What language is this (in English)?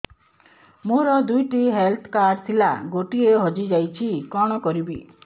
Odia